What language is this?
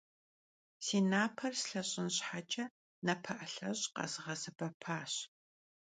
Kabardian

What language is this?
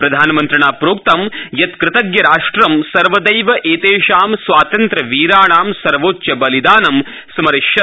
Sanskrit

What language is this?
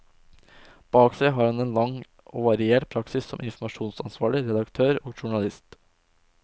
Norwegian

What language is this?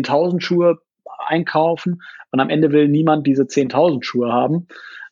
German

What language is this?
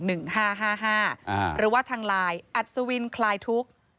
Thai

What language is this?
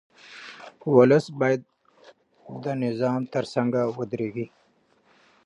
Pashto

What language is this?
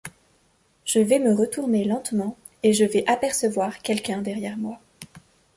French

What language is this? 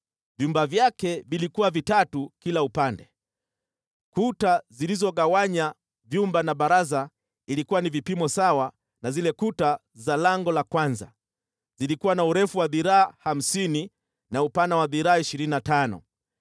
Swahili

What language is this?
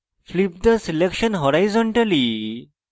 Bangla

